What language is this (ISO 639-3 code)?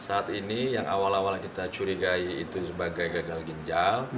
ind